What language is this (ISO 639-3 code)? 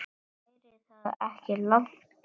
isl